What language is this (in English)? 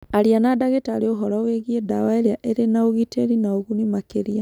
Kikuyu